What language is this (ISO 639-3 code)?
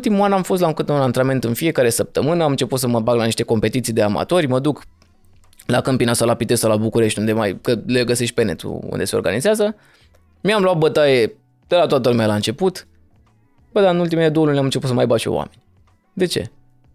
ron